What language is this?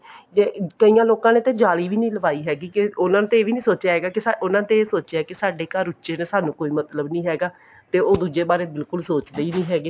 Punjabi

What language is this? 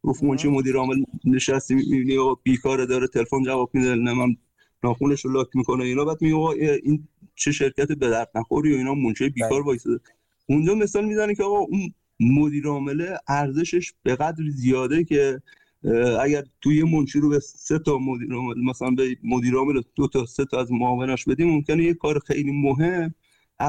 Persian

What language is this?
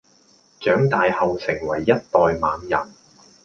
Cantonese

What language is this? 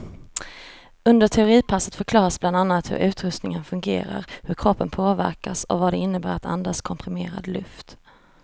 Swedish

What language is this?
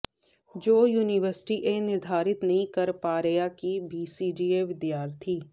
Punjabi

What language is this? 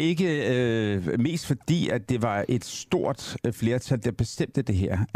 Danish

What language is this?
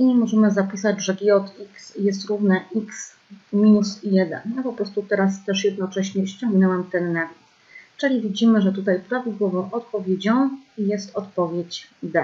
Polish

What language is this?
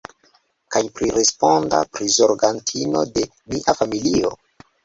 Esperanto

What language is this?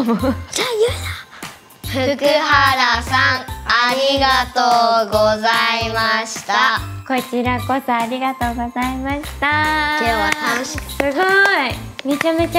Japanese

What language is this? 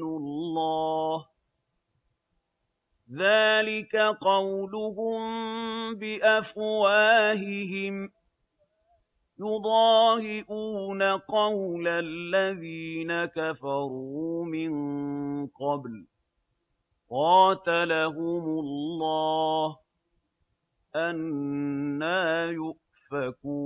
Arabic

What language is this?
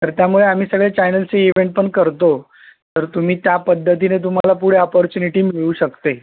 Marathi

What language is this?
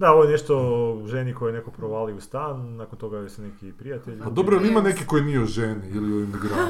Croatian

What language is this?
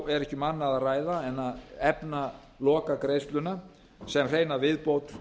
Icelandic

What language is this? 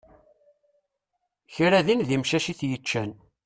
Kabyle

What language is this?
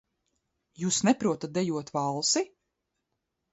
Latvian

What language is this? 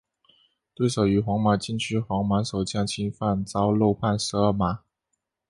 Chinese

